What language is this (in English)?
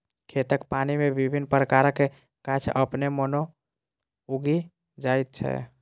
Maithili